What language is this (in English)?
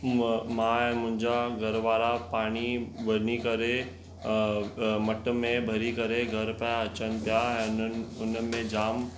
Sindhi